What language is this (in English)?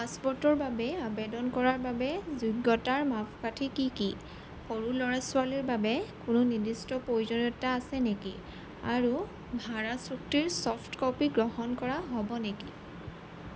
Assamese